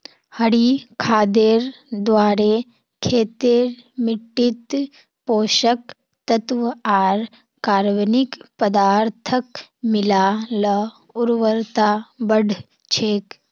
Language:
Magahi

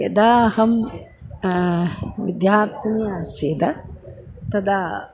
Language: Sanskrit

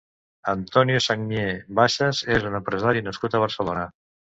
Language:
Catalan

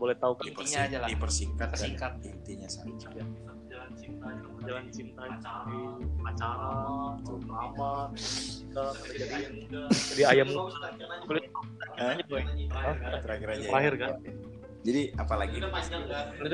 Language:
Indonesian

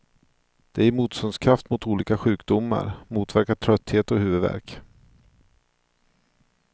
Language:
Swedish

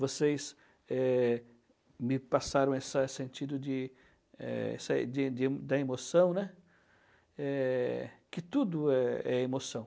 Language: Portuguese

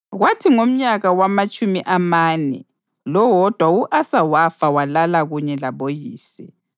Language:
North Ndebele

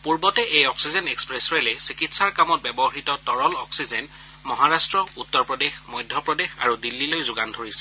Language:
Assamese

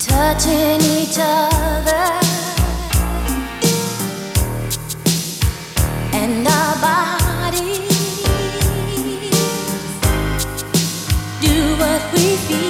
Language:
Hebrew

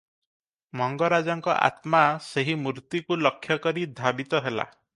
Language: Odia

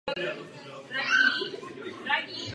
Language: Czech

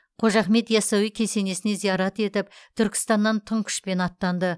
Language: Kazakh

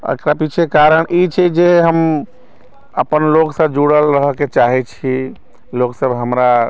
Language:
Maithili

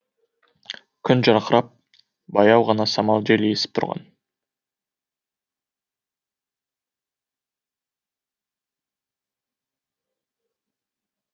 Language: Kazakh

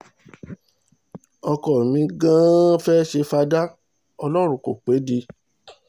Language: Yoruba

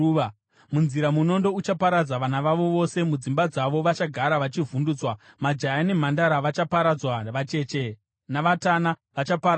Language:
Shona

